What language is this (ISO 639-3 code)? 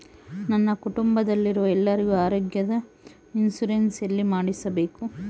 kan